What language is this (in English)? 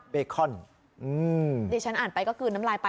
Thai